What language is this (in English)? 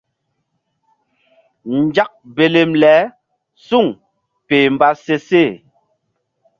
Mbum